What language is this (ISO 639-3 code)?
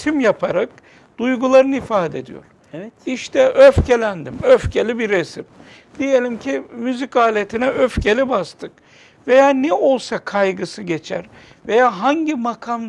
tur